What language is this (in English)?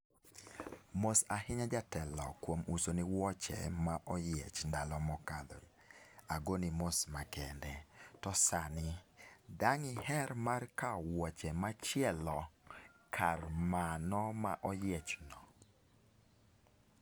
Luo (Kenya and Tanzania)